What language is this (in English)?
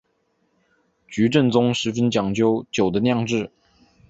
Chinese